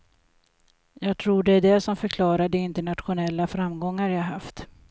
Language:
Swedish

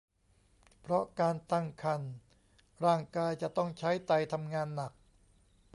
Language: Thai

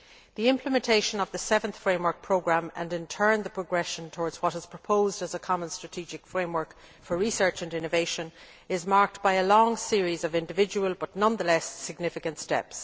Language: English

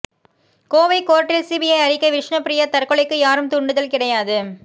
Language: Tamil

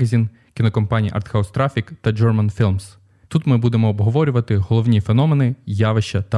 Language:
Ukrainian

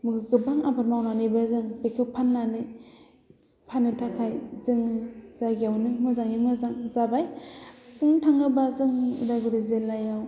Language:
Bodo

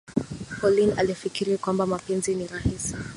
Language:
Swahili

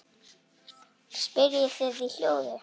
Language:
Icelandic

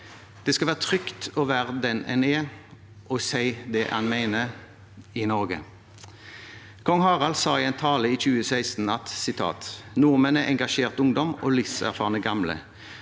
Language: Norwegian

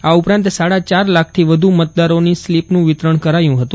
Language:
Gujarati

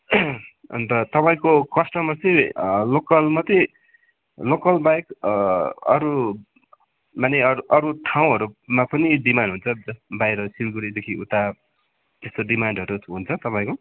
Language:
Nepali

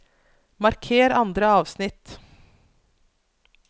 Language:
Norwegian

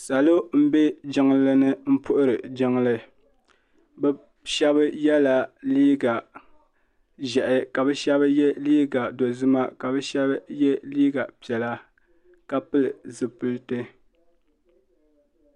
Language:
Dagbani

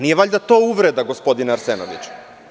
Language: Serbian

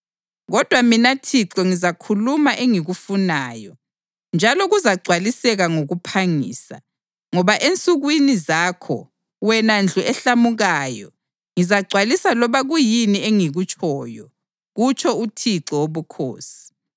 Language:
North Ndebele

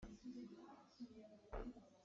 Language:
Hakha Chin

